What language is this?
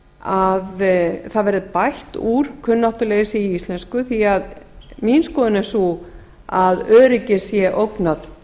Icelandic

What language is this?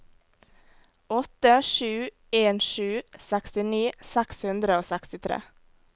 Norwegian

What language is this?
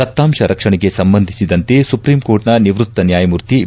Kannada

